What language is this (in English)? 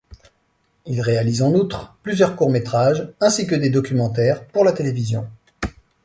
French